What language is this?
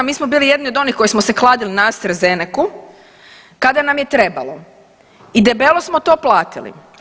Croatian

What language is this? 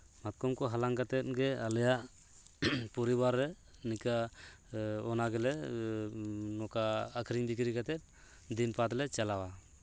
Santali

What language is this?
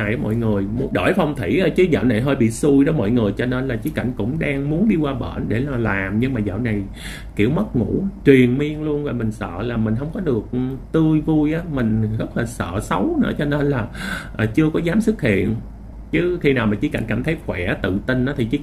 Vietnamese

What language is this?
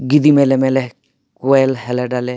Santali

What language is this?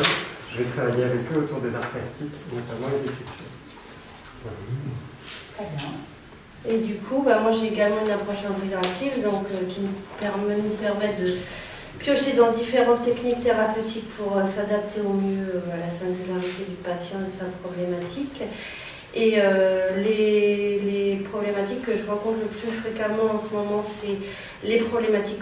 French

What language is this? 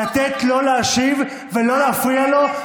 Hebrew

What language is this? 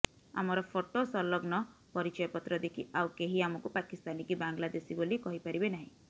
Odia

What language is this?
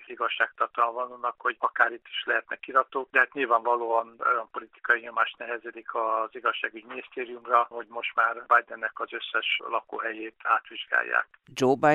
Hungarian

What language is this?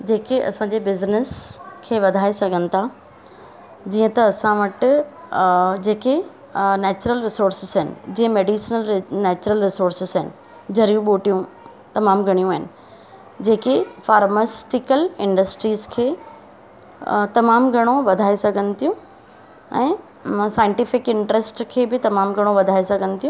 Sindhi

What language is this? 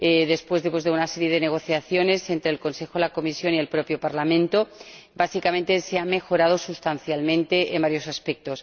Spanish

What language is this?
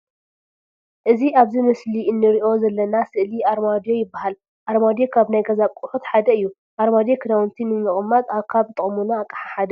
Tigrinya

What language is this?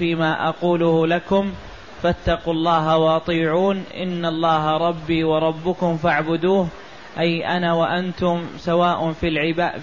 Arabic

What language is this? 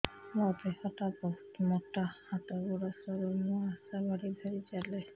Odia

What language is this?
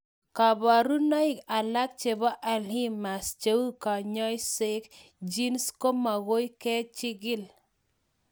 Kalenjin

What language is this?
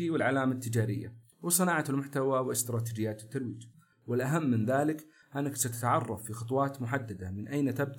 Arabic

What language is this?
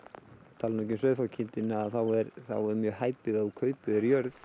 Icelandic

